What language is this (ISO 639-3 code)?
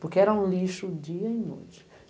por